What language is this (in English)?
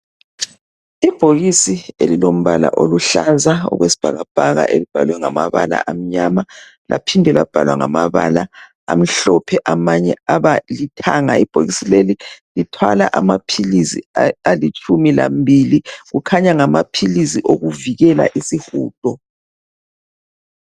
North Ndebele